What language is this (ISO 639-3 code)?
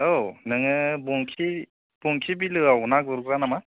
brx